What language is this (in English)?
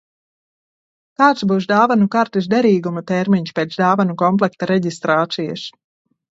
Latvian